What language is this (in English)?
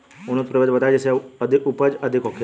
Bhojpuri